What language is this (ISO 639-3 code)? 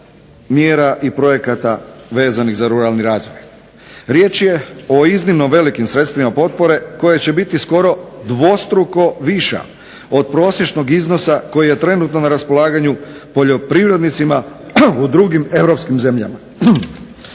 hrv